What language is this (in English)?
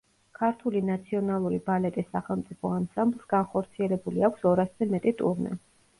Georgian